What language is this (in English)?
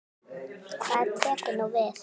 Icelandic